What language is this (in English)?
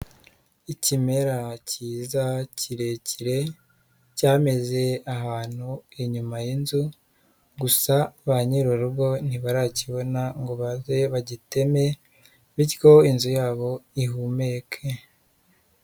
Kinyarwanda